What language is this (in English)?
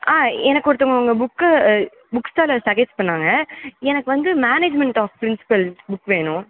Tamil